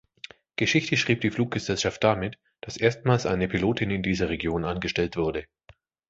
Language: German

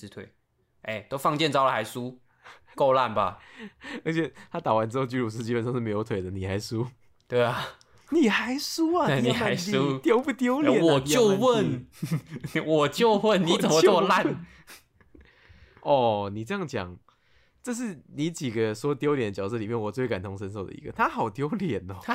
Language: Chinese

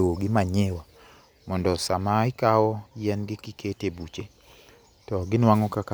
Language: Luo (Kenya and Tanzania)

